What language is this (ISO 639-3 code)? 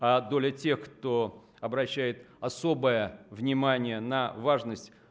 rus